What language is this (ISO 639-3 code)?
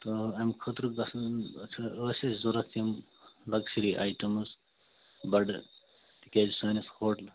kas